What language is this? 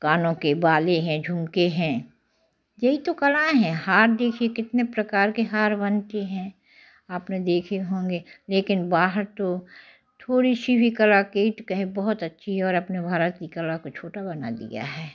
Hindi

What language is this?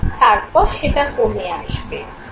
Bangla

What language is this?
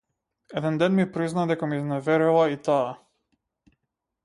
Macedonian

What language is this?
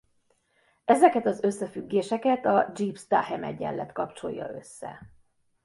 Hungarian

